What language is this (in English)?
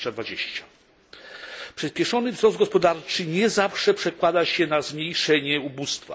Polish